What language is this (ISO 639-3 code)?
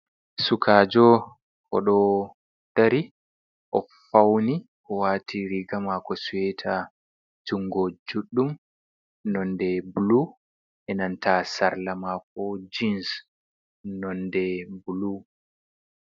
ful